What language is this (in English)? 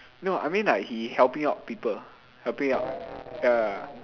English